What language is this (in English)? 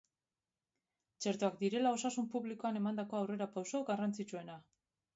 Basque